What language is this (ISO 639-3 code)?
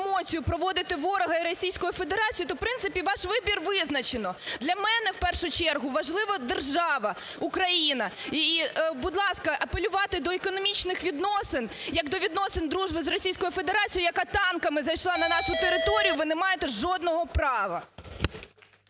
ukr